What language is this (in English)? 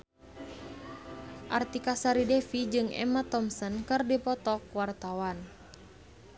Sundanese